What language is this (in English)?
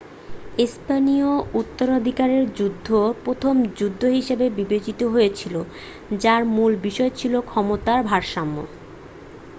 Bangla